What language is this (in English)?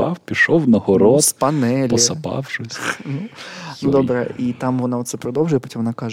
Ukrainian